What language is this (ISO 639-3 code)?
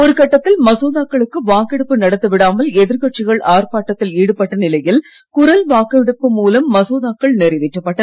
tam